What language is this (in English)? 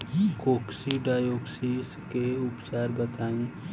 Bhojpuri